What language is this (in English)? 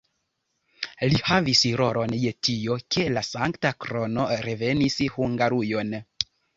Esperanto